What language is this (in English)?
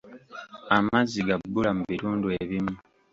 Ganda